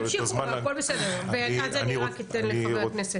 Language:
Hebrew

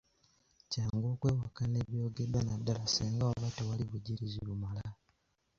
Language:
Ganda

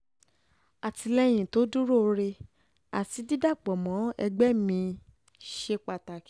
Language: Yoruba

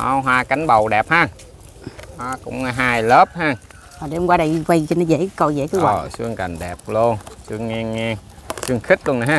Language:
Vietnamese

